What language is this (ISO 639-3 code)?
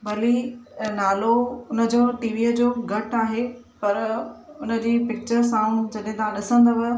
snd